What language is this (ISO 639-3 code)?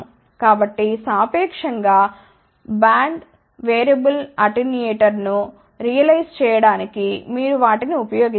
tel